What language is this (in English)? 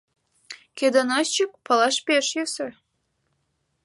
Mari